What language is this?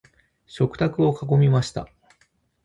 Japanese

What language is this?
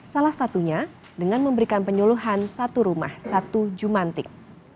Indonesian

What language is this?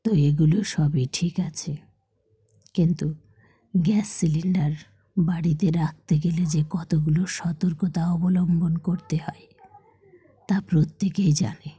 Bangla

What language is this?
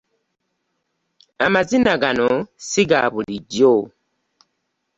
Ganda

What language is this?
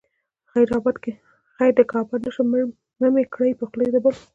Pashto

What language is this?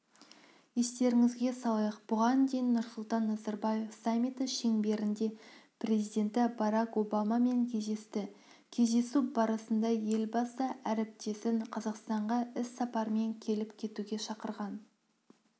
Kazakh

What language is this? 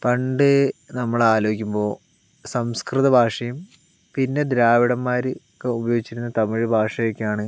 Malayalam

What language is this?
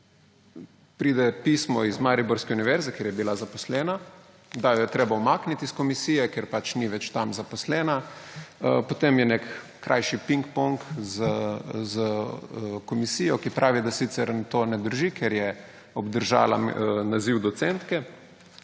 Slovenian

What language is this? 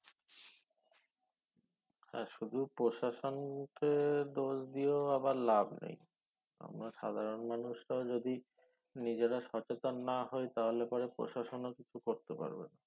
Bangla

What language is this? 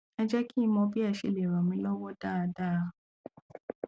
Yoruba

